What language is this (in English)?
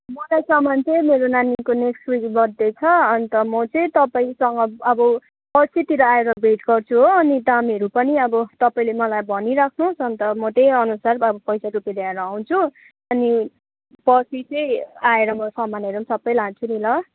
Nepali